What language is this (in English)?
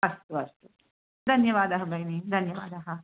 Sanskrit